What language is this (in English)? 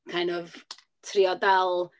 Welsh